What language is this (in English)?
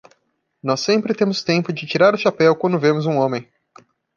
Portuguese